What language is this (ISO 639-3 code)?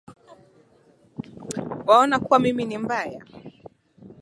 swa